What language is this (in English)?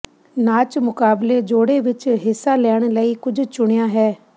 Punjabi